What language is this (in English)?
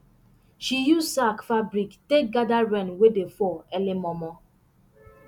Nigerian Pidgin